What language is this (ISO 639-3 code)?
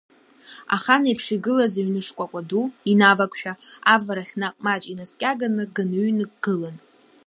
abk